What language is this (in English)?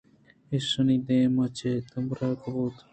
Eastern Balochi